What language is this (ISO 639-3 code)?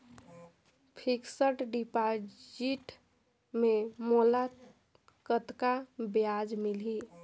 hne